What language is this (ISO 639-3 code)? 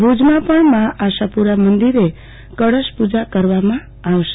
guj